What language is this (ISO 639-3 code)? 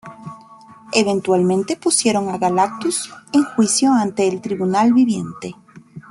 spa